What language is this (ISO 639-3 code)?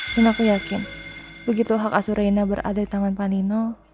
ind